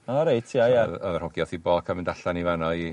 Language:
Welsh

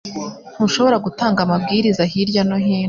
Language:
Kinyarwanda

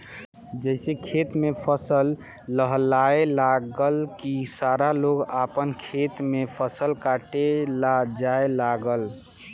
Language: Bhojpuri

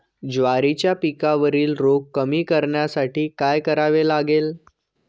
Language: Marathi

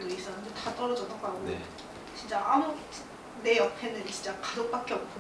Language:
Korean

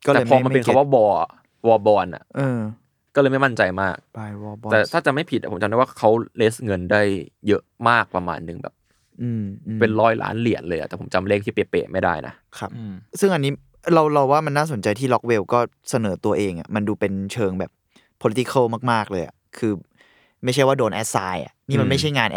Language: Thai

